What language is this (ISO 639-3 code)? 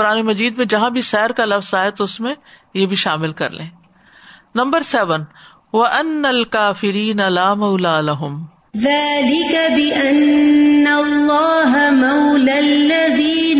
urd